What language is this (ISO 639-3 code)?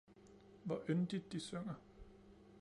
dan